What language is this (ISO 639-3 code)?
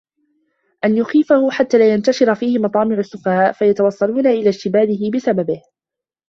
ara